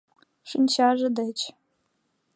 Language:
Mari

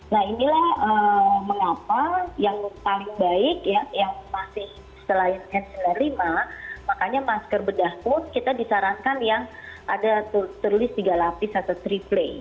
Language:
Indonesian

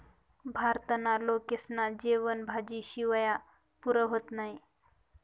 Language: Marathi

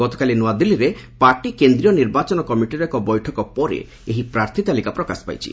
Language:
Odia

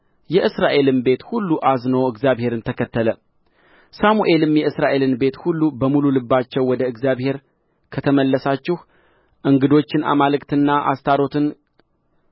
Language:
Amharic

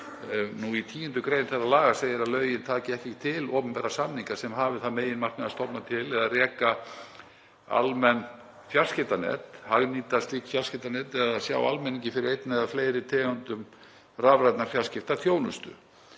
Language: Icelandic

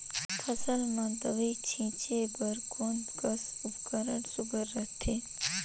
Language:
Chhattisgarhi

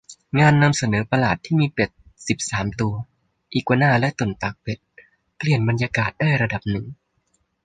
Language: Thai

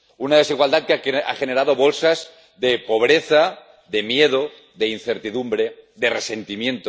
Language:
Spanish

